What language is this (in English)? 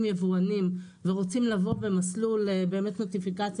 Hebrew